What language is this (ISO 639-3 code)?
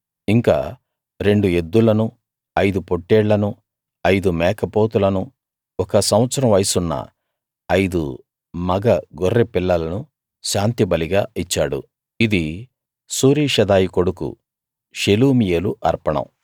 tel